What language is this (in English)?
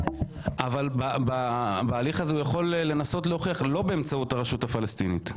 Hebrew